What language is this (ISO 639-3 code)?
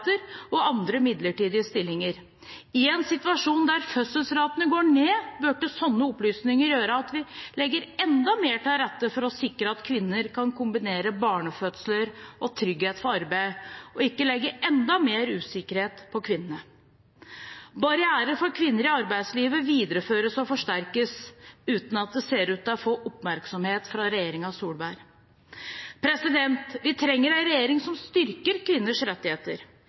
nob